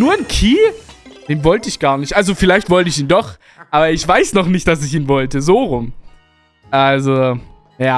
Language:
German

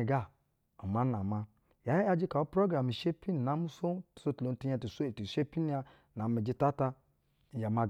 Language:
Basa (Nigeria)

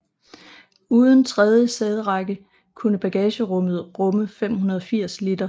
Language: Danish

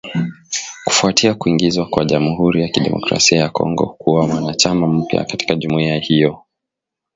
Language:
Swahili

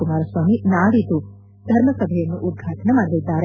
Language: Kannada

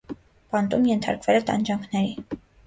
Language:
Armenian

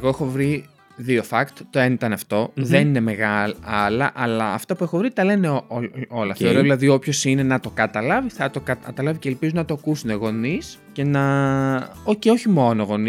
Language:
Greek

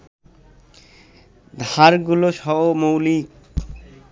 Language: Bangla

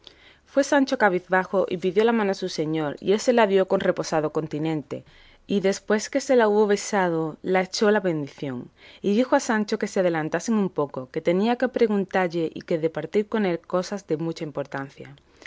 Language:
Spanish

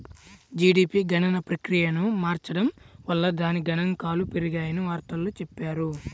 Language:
Telugu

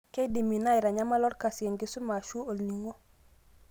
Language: Masai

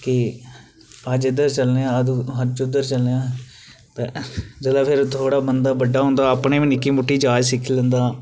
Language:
Dogri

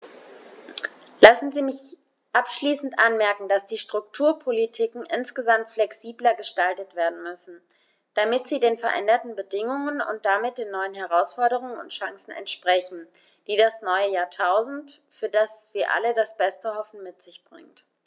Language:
German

